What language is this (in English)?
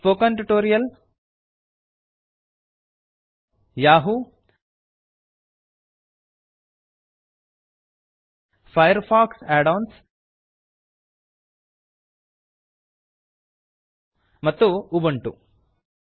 Kannada